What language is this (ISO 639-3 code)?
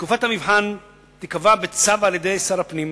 heb